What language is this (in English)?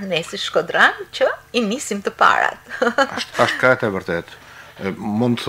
Romanian